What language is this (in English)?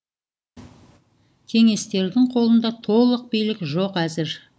Kazakh